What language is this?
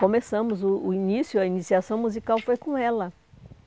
Portuguese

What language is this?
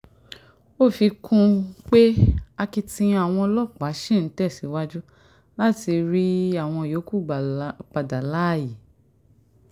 Yoruba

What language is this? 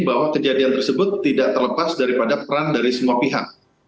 Indonesian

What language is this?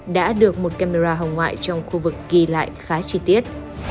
Vietnamese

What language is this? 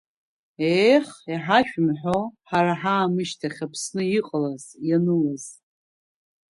Abkhazian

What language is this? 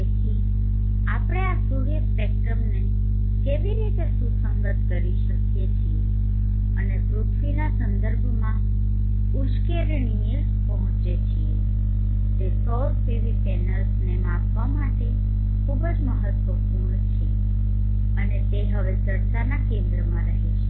Gujarati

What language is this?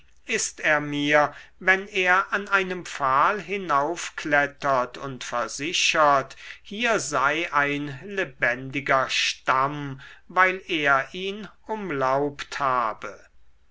German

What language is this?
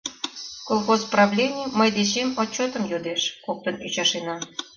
Mari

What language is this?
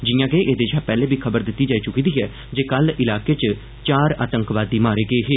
Dogri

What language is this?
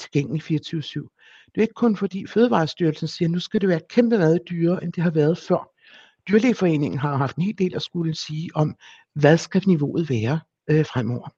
Danish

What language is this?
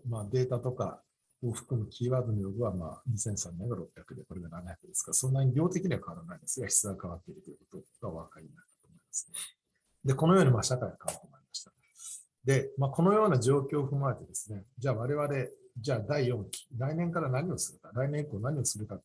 Japanese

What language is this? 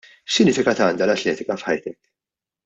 Maltese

